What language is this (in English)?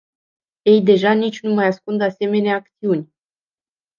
Romanian